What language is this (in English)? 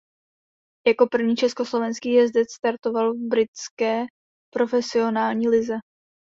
Czech